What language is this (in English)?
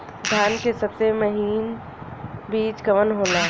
Bhojpuri